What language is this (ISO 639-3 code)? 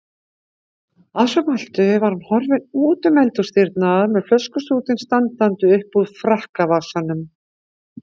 isl